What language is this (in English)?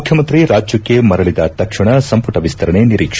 Kannada